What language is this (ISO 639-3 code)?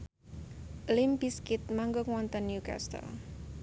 jav